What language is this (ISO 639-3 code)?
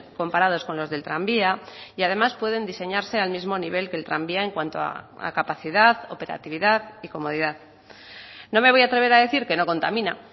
spa